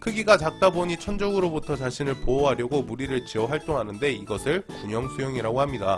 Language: Korean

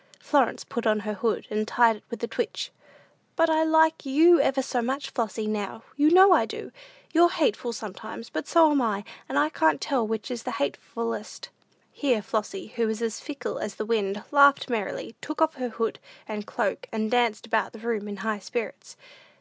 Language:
English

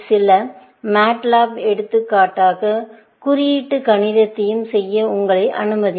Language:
Tamil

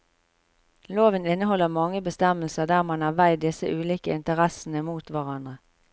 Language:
Norwegian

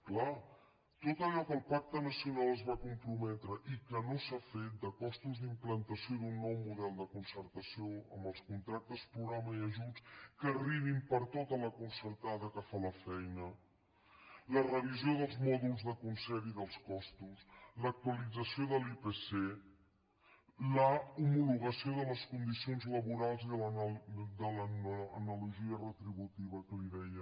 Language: Catalan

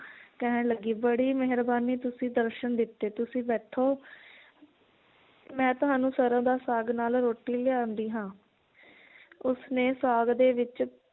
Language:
Punjabi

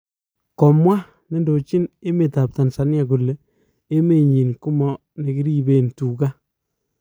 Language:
Kalenjin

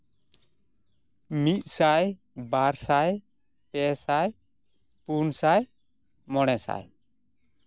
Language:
Santali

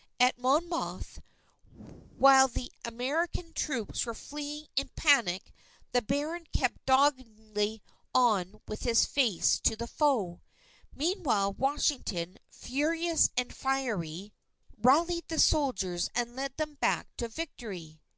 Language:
English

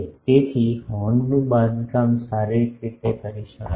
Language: Gujarati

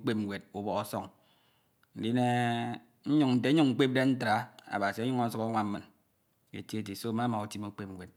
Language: Ito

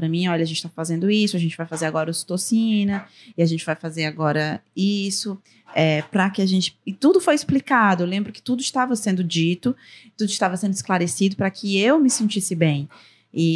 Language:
Portuguese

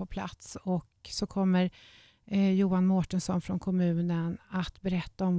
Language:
Swedish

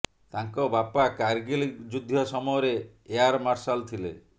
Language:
Odia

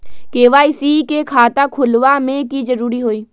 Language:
Magahi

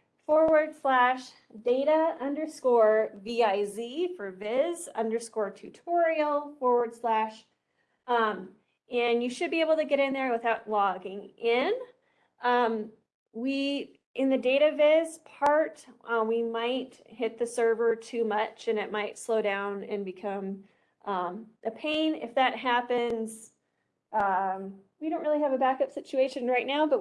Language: English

